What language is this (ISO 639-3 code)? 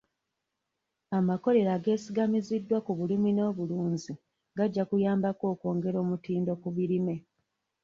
lug